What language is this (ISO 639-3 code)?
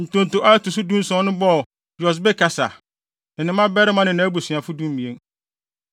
aka